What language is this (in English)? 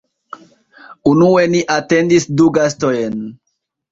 Esperanto